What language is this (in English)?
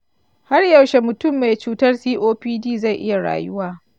Hausa